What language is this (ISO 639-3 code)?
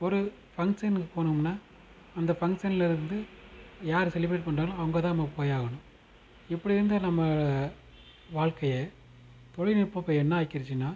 tam